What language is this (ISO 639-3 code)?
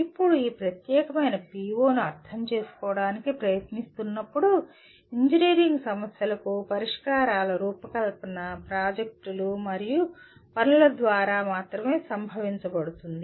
tel